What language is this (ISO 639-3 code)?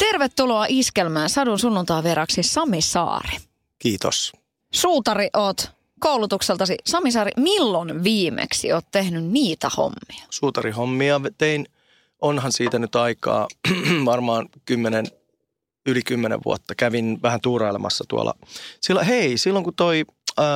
fin